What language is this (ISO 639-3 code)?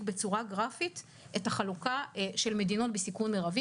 heb